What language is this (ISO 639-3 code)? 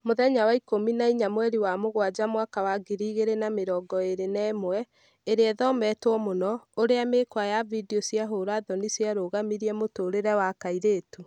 kik